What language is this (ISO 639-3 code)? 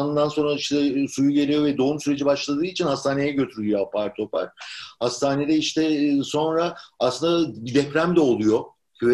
tur